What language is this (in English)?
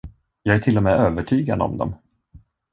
Swedish